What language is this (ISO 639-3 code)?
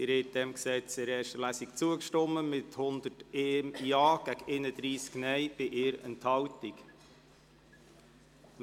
gsw